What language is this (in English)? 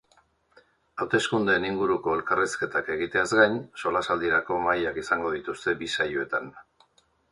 Basque